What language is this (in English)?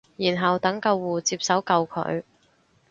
Cantonese